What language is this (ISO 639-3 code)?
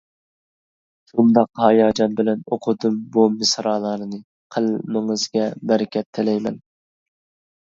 uig